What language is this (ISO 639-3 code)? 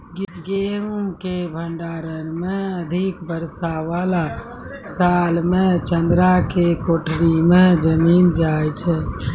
mai